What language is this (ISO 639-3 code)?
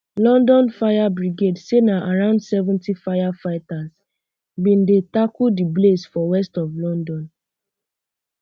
pcm